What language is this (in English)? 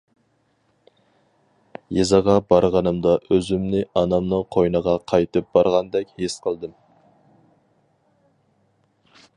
Uyghur